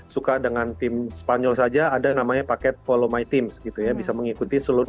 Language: Indonesian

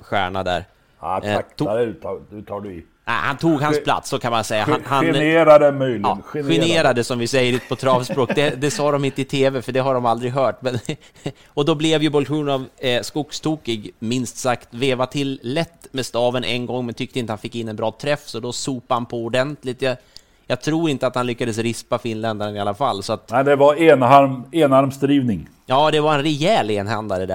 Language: Swedish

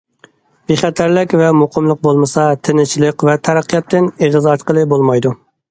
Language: Uyghur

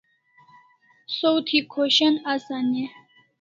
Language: Kalasha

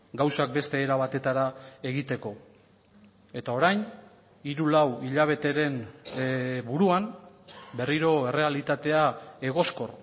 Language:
Basque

